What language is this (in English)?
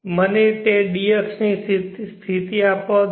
Gujarati